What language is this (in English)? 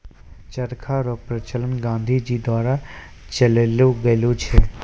Maithili